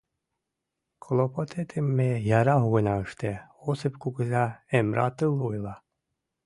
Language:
Mari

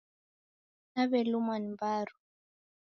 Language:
Taita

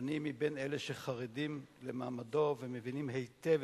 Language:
Hebrew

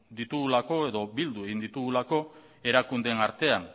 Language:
Basque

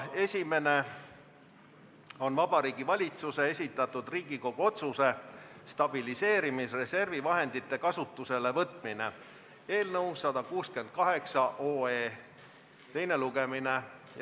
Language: Estonian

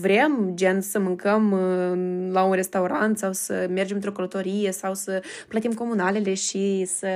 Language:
Romanian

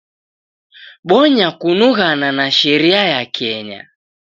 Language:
Taita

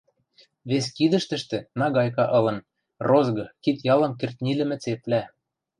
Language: Western Mari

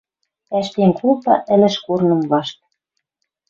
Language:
Western Mari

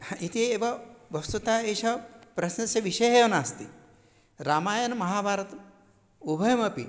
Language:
Sanskrit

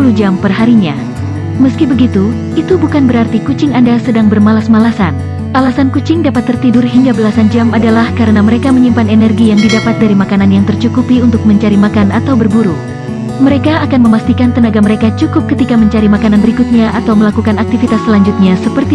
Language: Indonesian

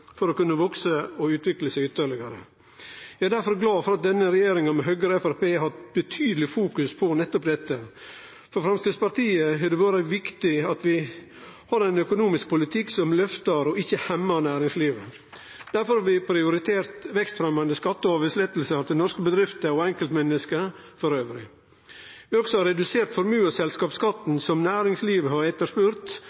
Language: Norwegian Nynorsk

